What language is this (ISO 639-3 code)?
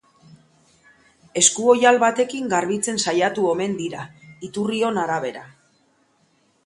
eus